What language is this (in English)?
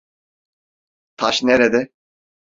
Turkish